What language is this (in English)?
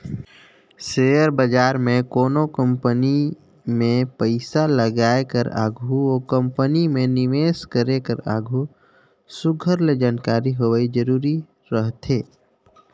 Chhattisgarhi